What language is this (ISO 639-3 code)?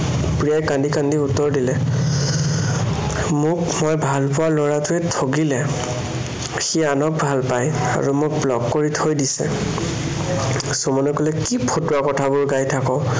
asm